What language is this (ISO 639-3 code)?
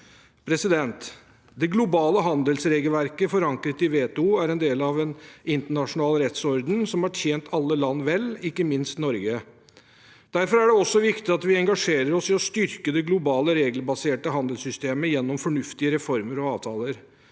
nor